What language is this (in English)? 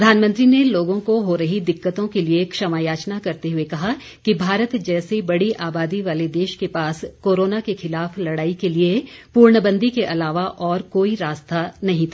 Hindi